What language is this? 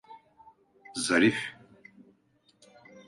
Turkish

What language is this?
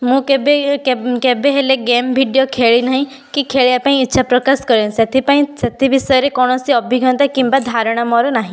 Odia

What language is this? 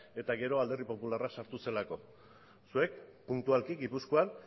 Basque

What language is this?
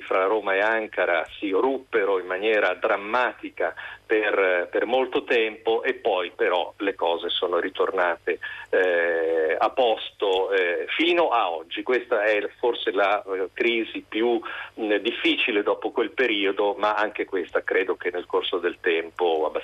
Italian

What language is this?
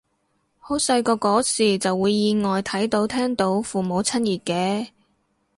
Cantonese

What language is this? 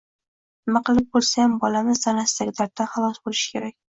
Uzbek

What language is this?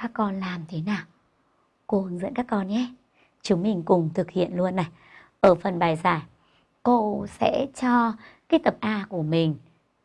Vietnamese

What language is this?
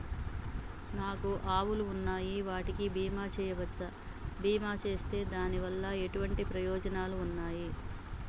Telugu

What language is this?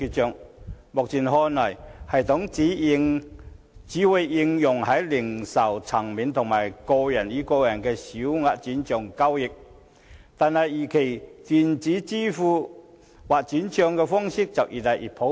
Cantonese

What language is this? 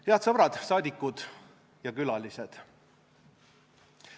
Estonian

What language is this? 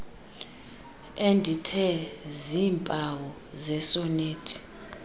Xhosa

